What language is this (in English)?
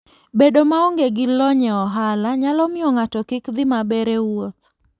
Luo (Kenya and Tanzania)